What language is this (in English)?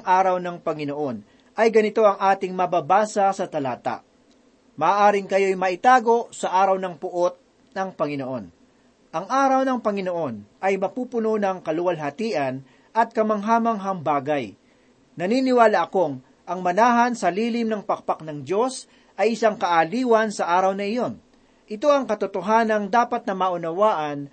Filipino